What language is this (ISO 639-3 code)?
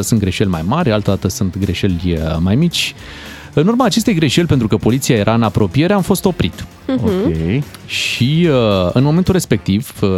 ron